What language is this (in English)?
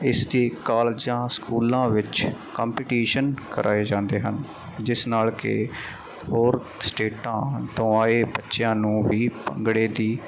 Punjabi